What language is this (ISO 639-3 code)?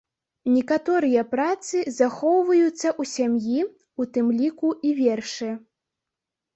bel